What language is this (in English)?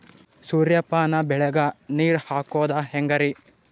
Kannada